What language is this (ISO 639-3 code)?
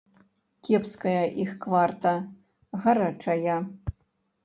bel